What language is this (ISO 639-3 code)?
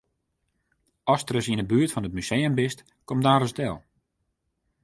fry